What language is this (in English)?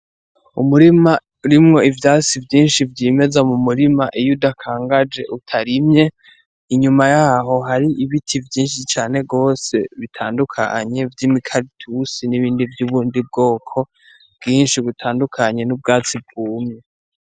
Rundi